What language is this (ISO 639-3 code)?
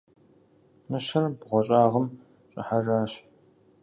kbd